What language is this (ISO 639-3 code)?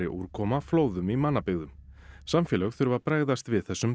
isl